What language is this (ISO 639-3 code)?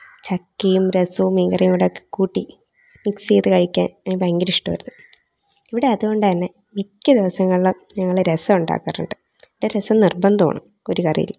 mal